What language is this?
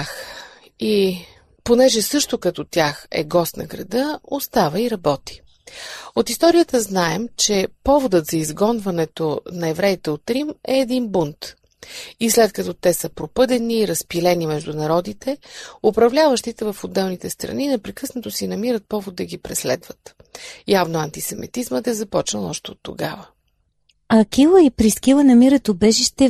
Bulgarian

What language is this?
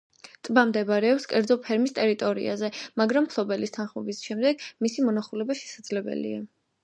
Georgian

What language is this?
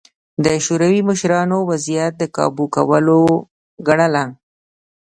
Pashto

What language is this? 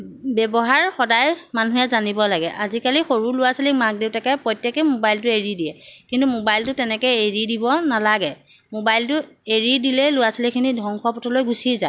Assamese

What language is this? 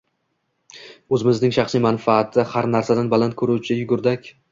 Uzbek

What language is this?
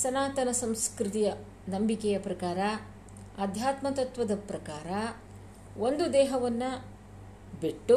Kannada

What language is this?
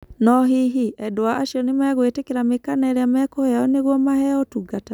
Kikuyu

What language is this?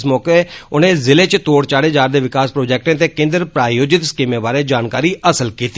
Dogri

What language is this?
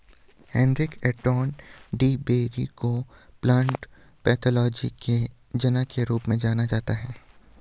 Hindi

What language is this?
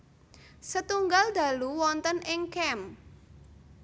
Javanese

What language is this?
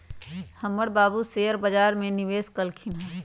Magahi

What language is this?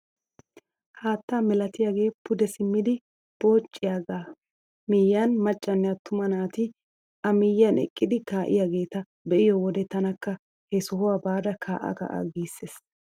Wolaytta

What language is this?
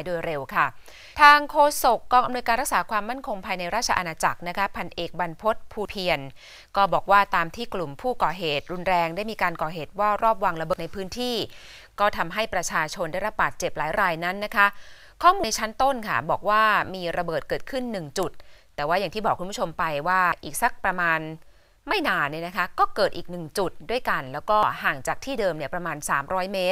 Thai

